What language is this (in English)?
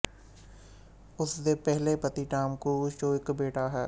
Punjabi